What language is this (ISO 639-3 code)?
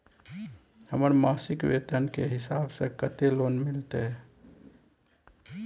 mai